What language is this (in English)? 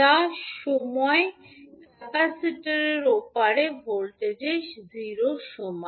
Bangla